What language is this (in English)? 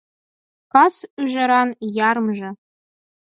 Mari